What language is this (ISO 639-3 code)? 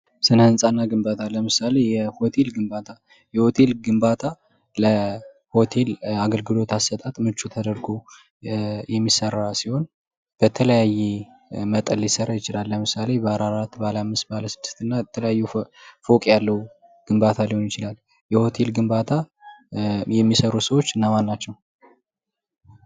amh